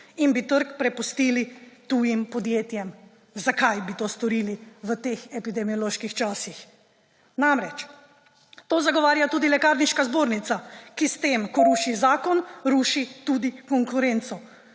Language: Slovenian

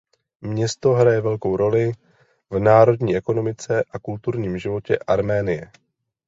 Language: Czech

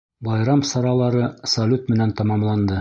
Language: Bashkir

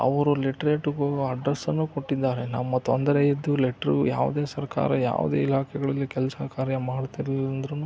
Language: Kannada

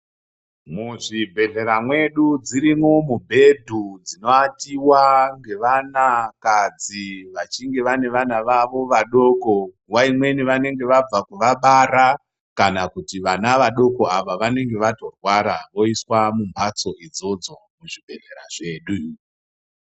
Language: Ndau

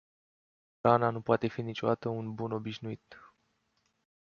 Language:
Romanian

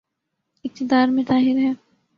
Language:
Urdu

